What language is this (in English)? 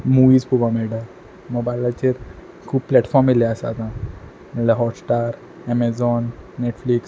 Konkani